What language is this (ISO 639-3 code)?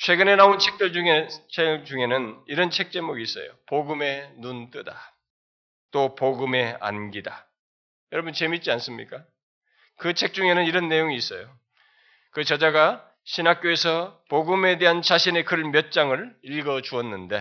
kor